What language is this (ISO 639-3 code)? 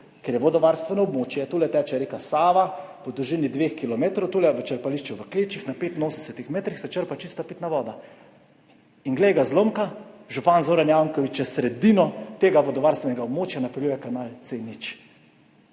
slv